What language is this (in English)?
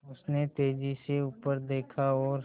Hindi